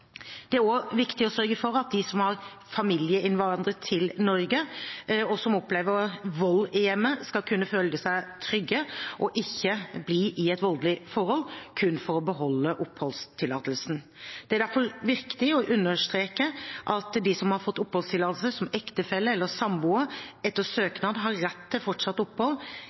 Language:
Norwegian Bokmål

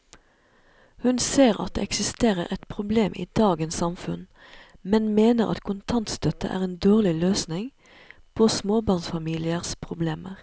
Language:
Norwegian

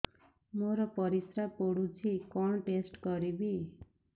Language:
Odia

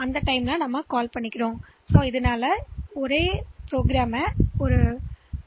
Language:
Tamil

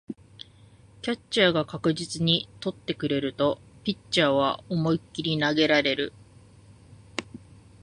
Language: Japanese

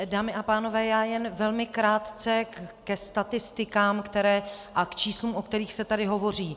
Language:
Czech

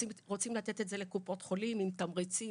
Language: Hebrew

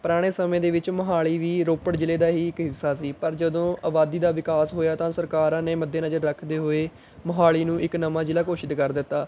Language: Punjabi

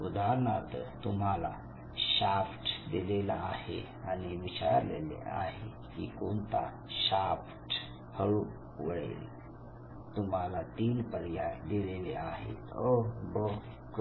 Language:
Marathi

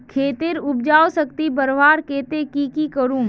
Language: Magahi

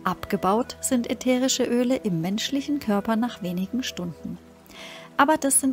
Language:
German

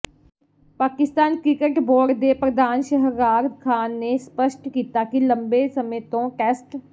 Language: Punjabi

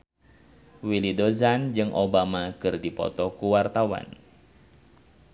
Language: Sundanese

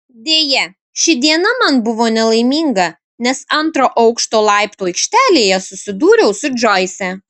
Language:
Lithuanian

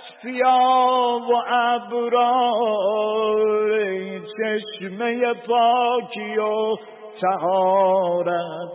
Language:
Persian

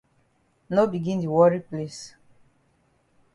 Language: Cameroon Pidgin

